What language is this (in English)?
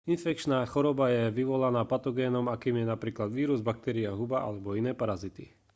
Slovak